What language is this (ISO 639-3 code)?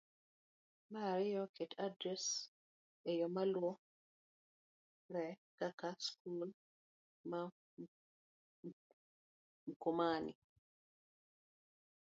luo